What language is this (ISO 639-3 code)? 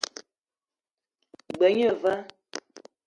eto